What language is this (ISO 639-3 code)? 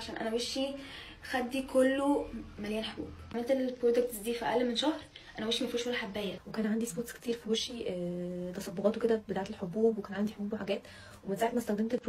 ara